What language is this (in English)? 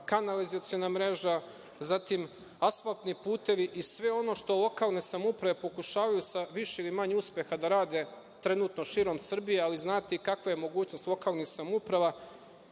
Serbian